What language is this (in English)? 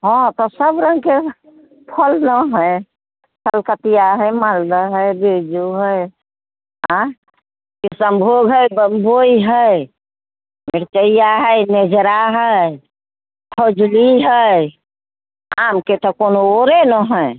Maithili